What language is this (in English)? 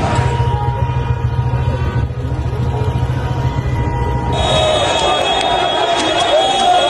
Persian